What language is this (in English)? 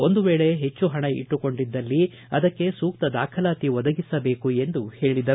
Kannada